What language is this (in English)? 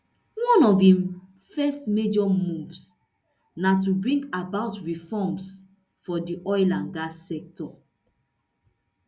Nigerian Pidgin